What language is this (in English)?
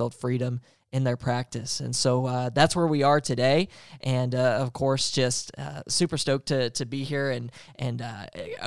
English